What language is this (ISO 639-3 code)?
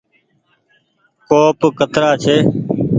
gig